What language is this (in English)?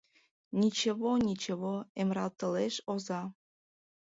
Mari